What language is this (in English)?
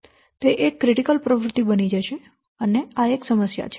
Gujarati